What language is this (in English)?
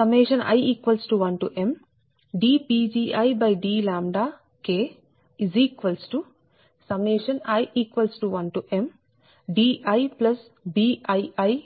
Telugu